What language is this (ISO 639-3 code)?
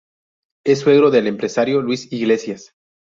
spa